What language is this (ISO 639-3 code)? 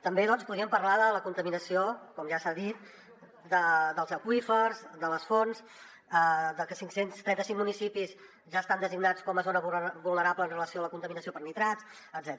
cat